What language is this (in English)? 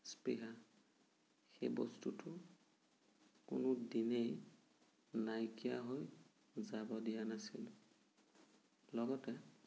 Assamese